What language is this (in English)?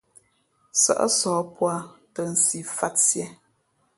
Fe'fe'